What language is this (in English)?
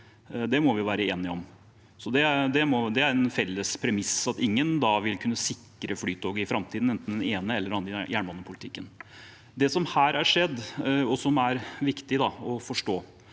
Norwegian